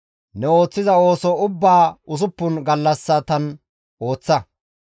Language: Gamo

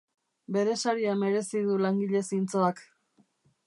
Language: Basque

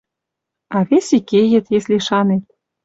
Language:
Western Mari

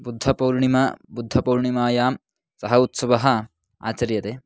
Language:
Sanskrit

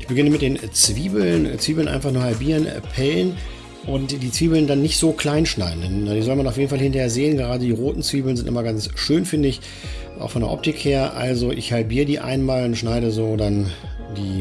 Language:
German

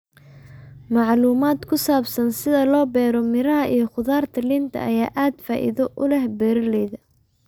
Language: Somali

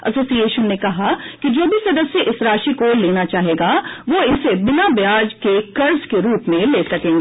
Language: Hindi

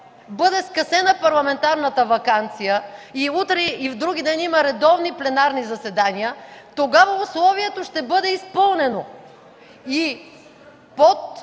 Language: Bulgarian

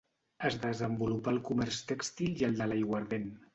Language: Catalan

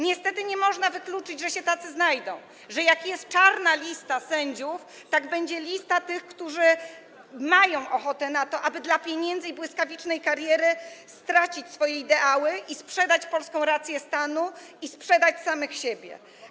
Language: Polish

